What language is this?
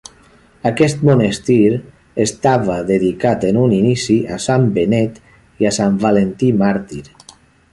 Catalan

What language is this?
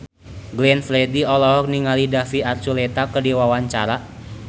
Sundanese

